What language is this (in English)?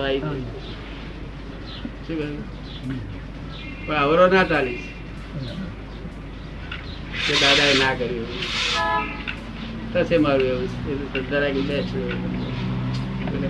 Gujarati